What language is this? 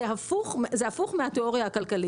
Hebrew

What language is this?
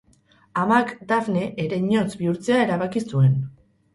Basque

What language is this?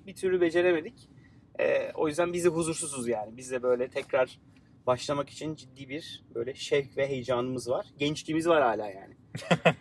Turkish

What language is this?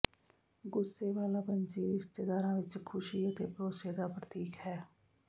Punjabi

